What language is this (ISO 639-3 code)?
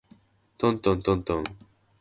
jpn